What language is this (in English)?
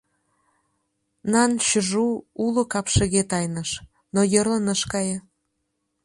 Mari